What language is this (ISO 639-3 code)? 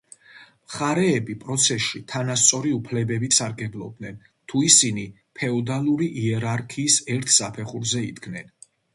kat